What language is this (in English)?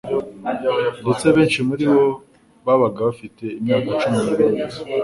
Kinyarwanda